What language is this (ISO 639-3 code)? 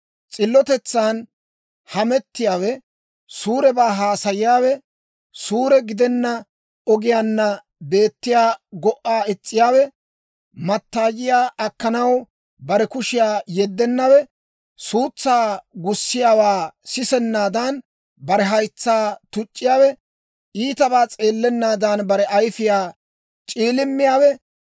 dwr